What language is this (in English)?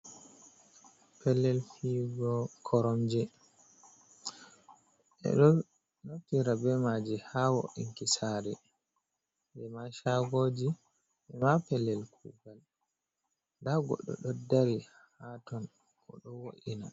Fula